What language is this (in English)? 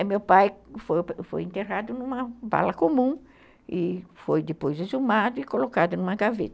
Portuguese